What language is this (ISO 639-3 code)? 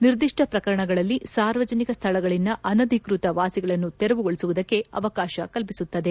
kan